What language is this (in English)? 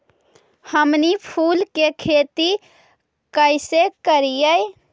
Magahi